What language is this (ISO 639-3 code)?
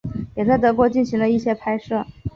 zho